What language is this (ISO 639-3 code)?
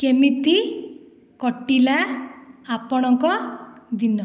ori